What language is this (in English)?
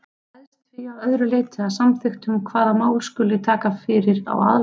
Icelandic